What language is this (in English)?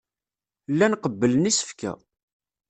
Kabyle